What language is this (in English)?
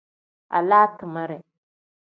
Tem